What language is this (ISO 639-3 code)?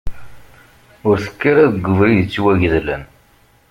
kab